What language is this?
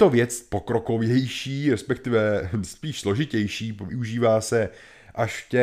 Czech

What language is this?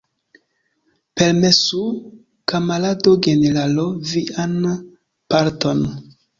Esperanto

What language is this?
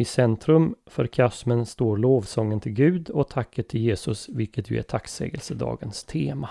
Swedish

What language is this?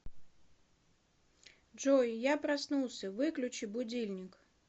Russian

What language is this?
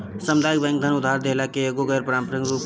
Bhojpuri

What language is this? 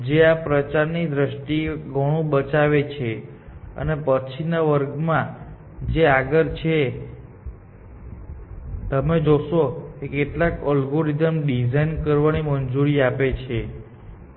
Gujarati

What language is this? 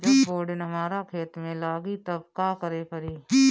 Bhojpuri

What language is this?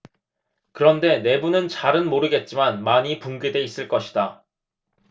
Korean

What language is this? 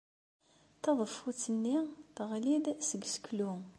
Kabyle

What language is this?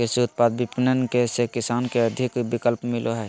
Magahi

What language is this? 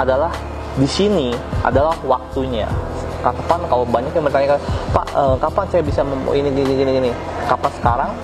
Indonesian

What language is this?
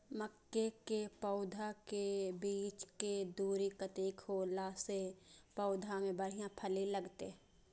Maithili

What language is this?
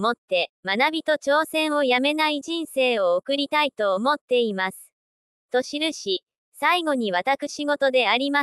Japanese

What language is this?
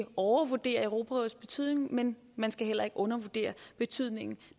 Danish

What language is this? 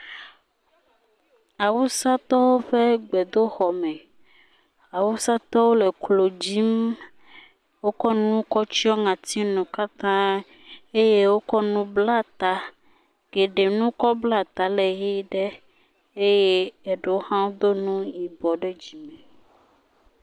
Ewe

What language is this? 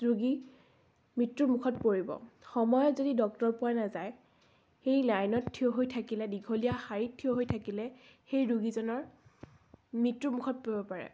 Assamese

